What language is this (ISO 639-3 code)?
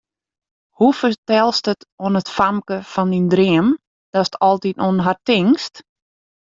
fry